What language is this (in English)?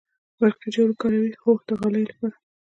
Pashto